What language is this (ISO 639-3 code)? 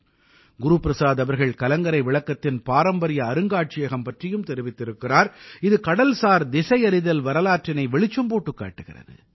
tam